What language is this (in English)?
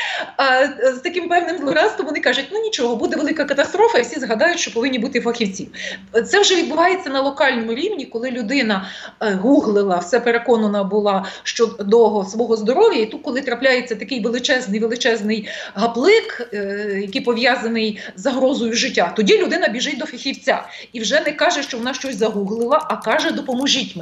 Ukrainian